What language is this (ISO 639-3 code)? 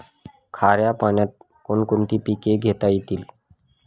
mar